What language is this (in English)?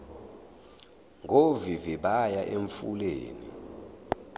Zulu